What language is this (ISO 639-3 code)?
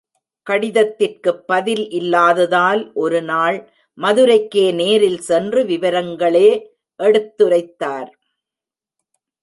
tam